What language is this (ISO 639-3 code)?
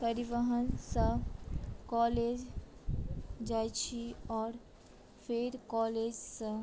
mai